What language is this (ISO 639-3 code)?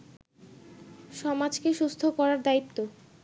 ben